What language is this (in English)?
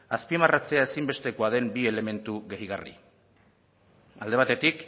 Basque